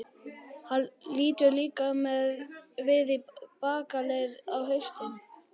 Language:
Icelandic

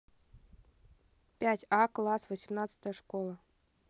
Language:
Russian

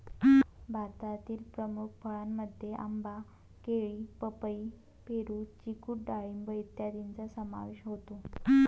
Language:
Marathi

